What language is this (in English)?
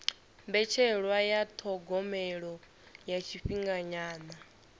Venda